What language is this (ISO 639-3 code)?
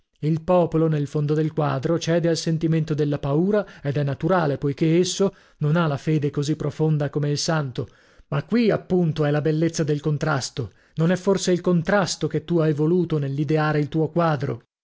ita